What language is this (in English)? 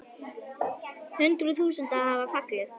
Icelandic